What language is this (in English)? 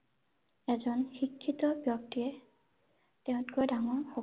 Assamese